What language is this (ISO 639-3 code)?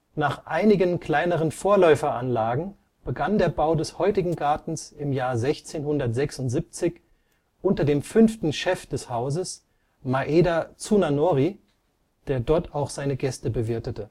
deu